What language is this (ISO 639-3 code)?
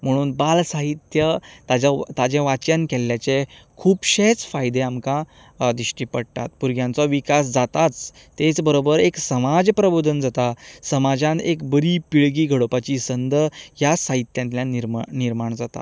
kok